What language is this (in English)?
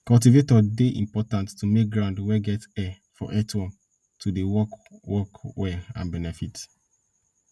Nigerian Pidgin